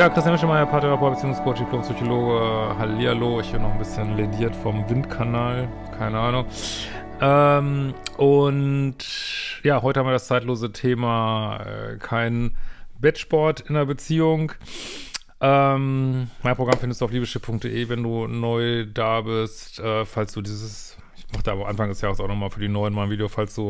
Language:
German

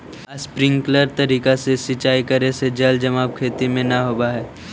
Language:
Magahi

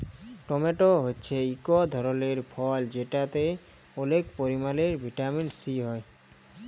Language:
Bangla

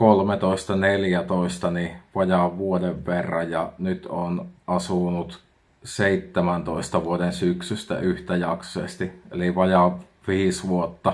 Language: Finnish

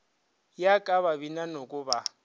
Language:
Northern Sotho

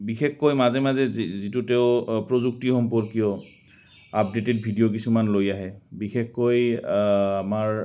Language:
Assamese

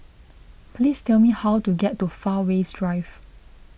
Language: English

